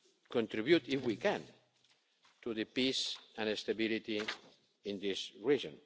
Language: English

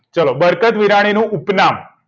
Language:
Gujarati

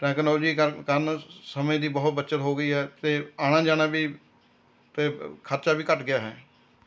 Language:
Punjabi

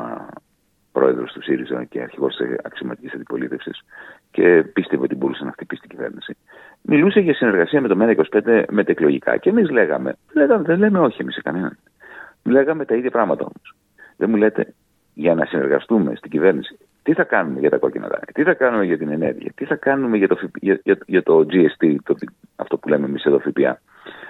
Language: Greek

